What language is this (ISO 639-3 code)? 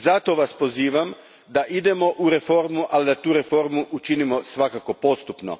hrv